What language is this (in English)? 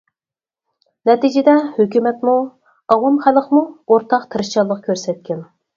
Uyghur